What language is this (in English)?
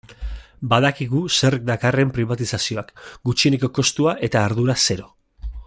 Basque